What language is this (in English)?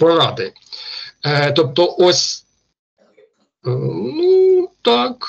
Ukrainian